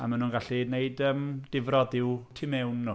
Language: Welsh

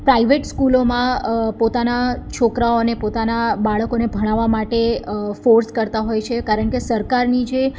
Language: Gujarati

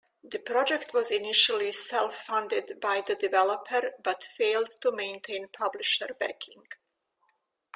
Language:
English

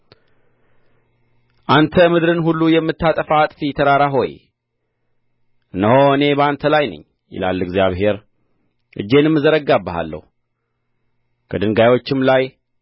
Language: Amharic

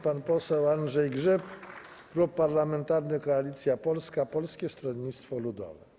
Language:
Polish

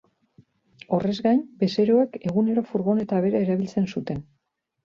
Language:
Basque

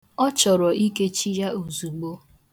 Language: Igbo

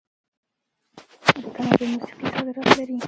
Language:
Pashto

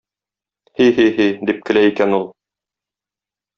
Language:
Tatar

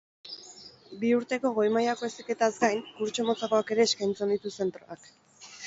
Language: Basque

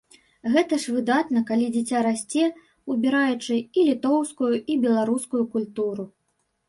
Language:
Belarusian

